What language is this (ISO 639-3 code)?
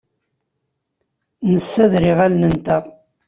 kab